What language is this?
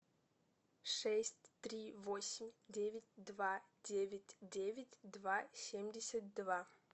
Russian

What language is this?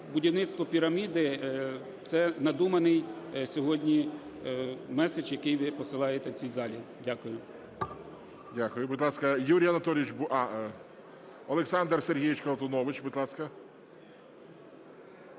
Ukrainian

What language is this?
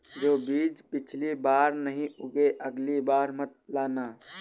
Hindi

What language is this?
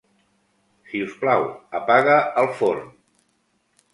Catalan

